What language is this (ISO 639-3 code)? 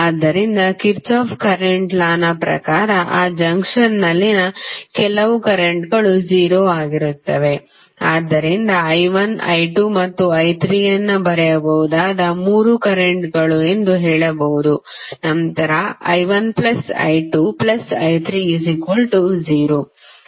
kan